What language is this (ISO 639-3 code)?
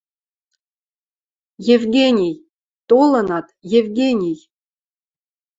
mrj